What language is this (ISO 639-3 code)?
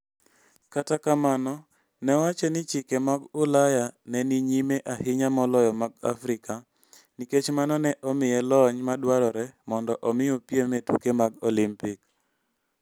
luo